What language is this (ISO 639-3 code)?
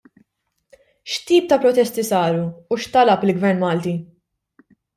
mlt